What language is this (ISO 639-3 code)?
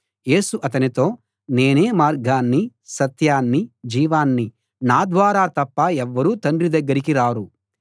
tel